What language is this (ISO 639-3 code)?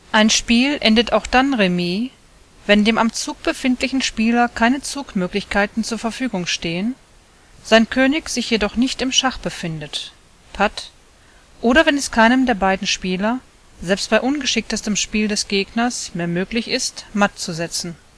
deu